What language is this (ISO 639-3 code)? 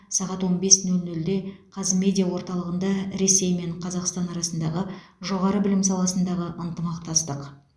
kaz